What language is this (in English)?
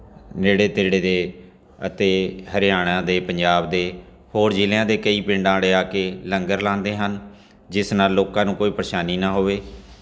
Punjabi